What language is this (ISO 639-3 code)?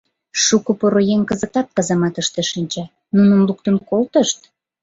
chm